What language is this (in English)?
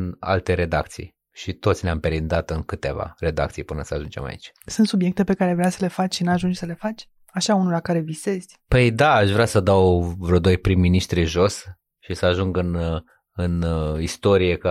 Romanian